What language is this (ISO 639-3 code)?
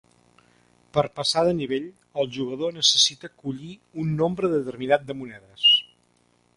cat